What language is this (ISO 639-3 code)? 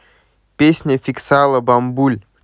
rus